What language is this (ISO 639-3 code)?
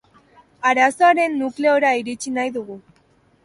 eus